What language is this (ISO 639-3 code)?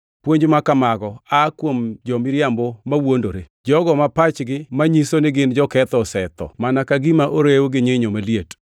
luo